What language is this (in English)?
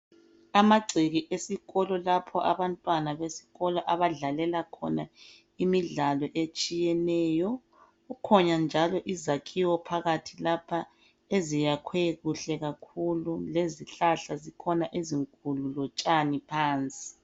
North Ndebele